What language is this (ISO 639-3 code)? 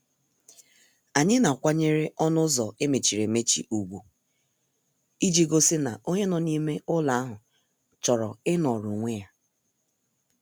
ibo